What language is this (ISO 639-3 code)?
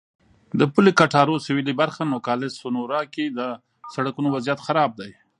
pus